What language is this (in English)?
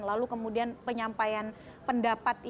Indonesian